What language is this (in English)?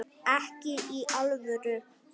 Icelandic